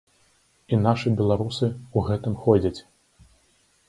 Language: Belarusian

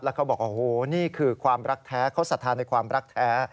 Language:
Thai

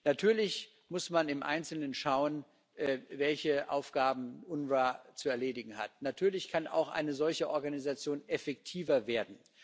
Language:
German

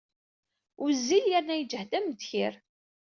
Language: Kabyle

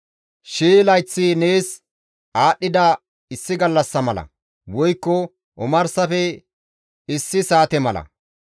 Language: Gamo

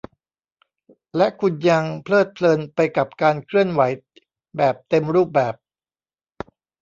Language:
Thai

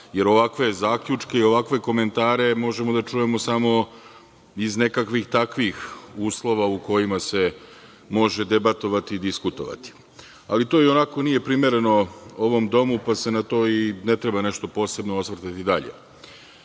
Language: Serbian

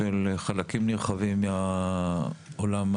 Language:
Hebrew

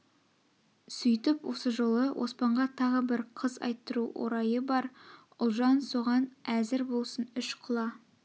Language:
Kazakh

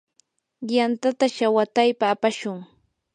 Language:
Yanahuanca Pasco Quechua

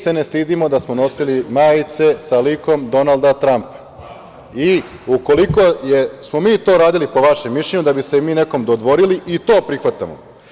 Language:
Serbian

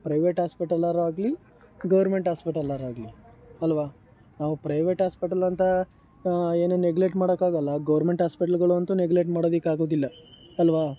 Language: Kannada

